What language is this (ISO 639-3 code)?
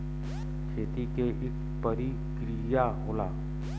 bho